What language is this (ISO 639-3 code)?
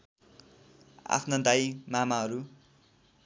nep